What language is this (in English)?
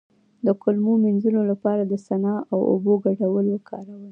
Pashto